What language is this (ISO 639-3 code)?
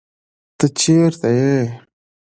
pus